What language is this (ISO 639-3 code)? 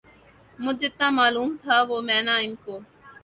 urd